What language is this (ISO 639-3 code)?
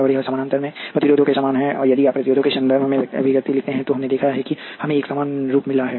hin